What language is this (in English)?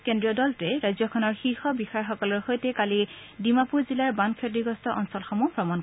Assamese